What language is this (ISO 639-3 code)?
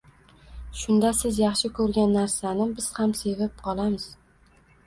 uzb